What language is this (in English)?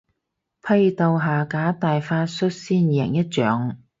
Cantonese